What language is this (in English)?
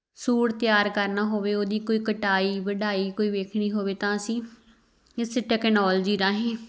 Punjabi